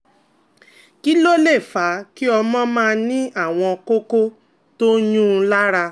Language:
Yoruba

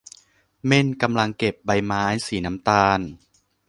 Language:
Thai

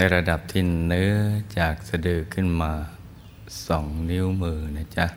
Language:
Thai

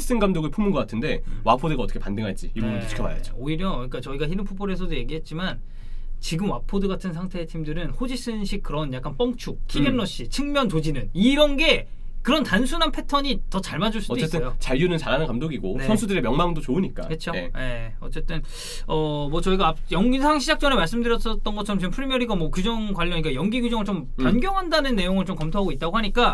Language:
Korean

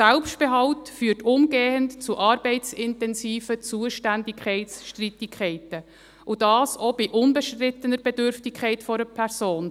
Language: Swiss German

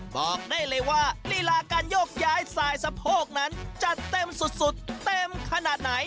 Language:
Thai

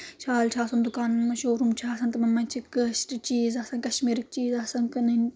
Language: Kashmiri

